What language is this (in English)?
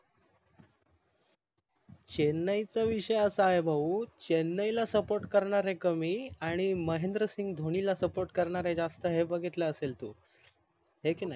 Marathi